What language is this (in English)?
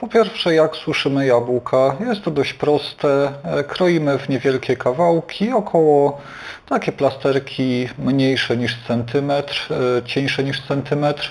Polish